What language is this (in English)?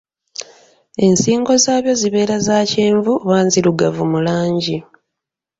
Ganda